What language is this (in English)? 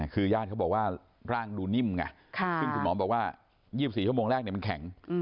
Thai